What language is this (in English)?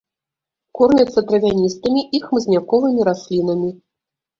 Belarusian